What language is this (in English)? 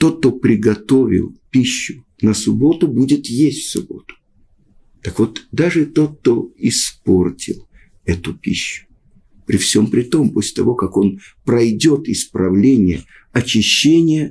Russian